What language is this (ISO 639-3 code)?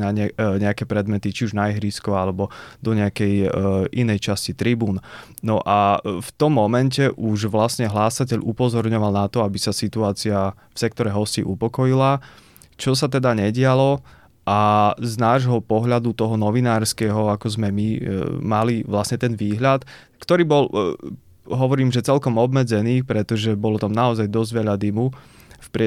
slk